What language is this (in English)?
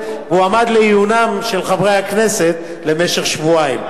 Hebrew